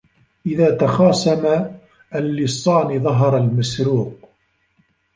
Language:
Arabic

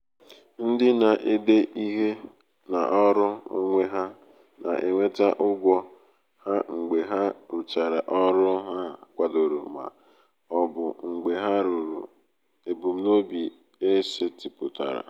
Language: Igbo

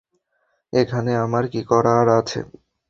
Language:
Bangla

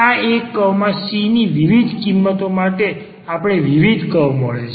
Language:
Gujarati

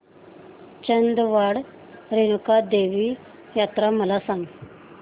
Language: Marathi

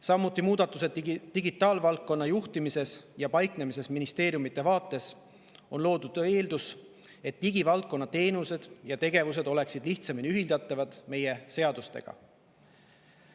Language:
Estonian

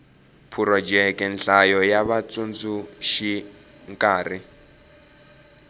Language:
Tsonga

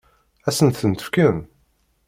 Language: Kabyle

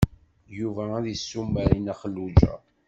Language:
Kabyle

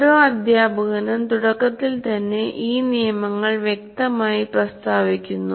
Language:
Malayalam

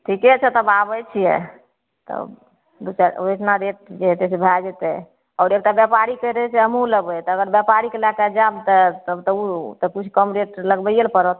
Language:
Maithili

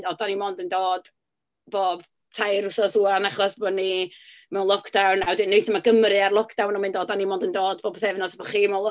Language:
Welsh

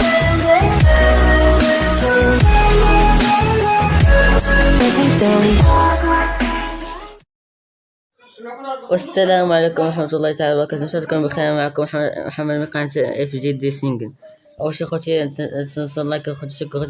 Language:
Arabic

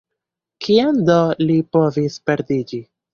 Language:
Esperanto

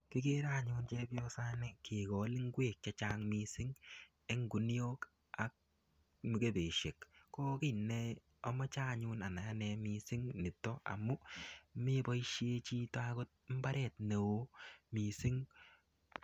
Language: Kalenjin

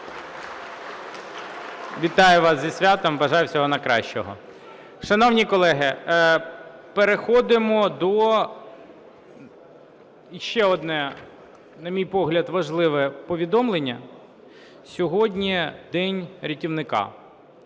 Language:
Ukrainian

